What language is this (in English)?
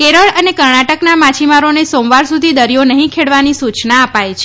Gujarati